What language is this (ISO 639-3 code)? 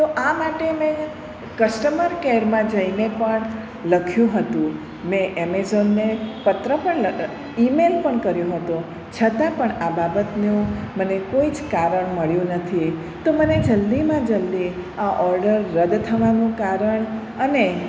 guj